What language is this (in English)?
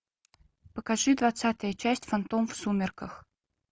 Russian